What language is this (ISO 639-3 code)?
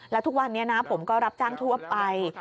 tha